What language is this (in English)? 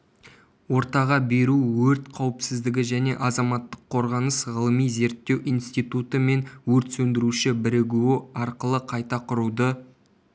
Kazakh